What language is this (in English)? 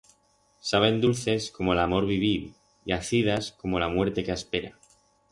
Aragonese